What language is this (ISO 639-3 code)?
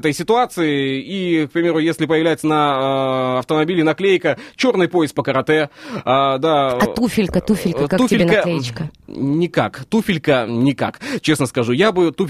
rus